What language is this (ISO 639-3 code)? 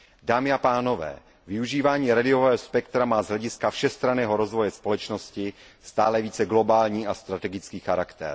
ces